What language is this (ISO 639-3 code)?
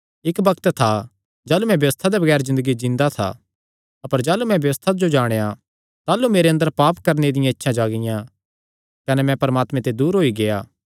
xnr